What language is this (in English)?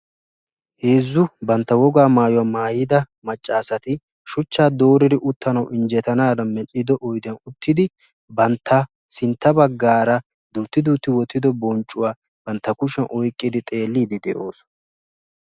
Wolaytta